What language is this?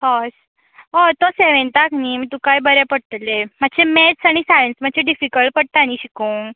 Konkani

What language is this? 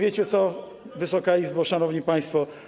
Polish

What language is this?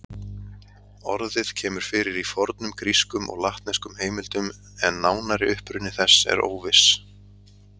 Icelandic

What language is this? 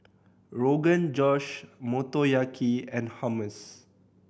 English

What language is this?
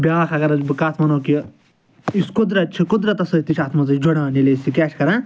Kashmiri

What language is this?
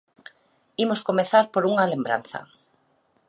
Galician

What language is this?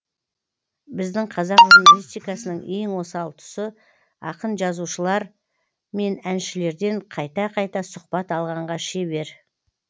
Kazakh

